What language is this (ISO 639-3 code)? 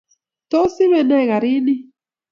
kln